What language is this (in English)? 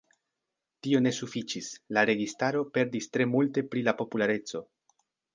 Esperanto